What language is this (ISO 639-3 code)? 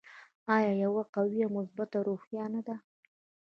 pus